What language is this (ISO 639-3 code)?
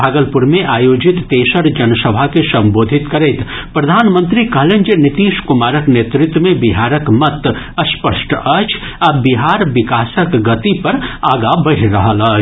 mai